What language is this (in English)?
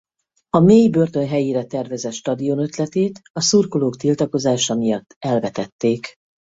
Hungarian